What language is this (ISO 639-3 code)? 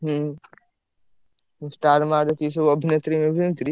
ori